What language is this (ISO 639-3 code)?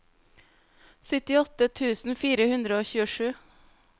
nor